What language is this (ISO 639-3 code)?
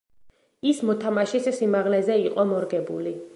kat